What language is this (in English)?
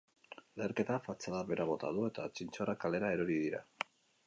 Basque